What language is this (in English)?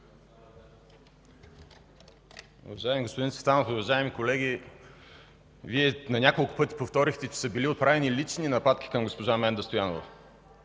Bulgarian